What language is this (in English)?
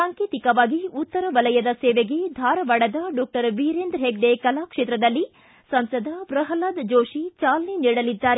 Kannada